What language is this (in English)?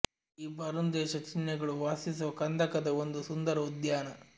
Kannada